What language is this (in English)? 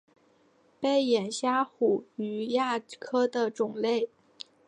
Chinese